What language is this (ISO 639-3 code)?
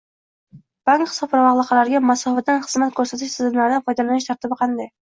uzb